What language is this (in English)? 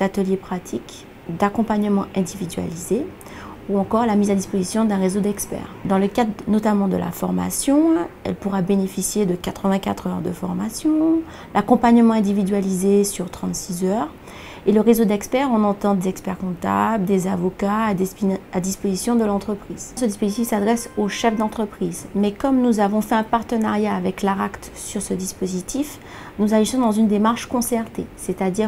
French